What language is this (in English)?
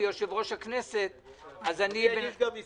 Hebrew